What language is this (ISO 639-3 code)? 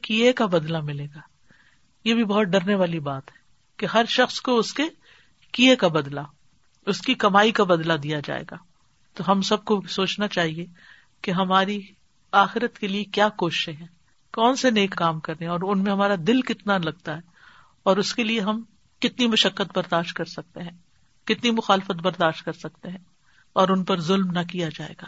urd